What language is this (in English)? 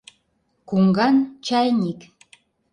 Mari